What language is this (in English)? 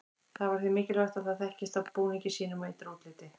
Icelandic